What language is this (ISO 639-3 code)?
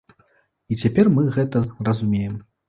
bel